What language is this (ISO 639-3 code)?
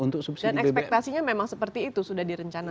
ind